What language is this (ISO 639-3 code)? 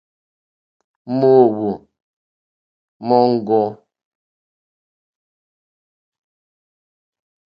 bri